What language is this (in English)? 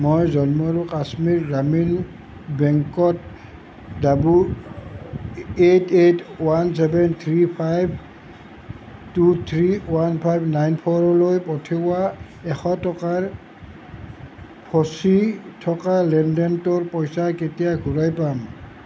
Assamese